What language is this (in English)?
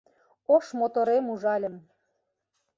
Mari